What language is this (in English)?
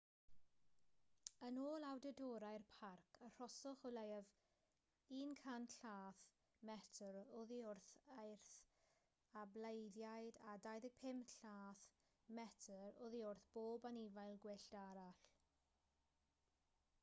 Welsh